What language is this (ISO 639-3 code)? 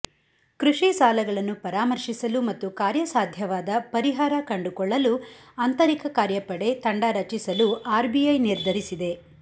kan